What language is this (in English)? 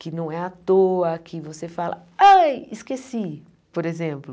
Portuguese